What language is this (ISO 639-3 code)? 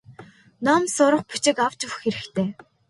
mon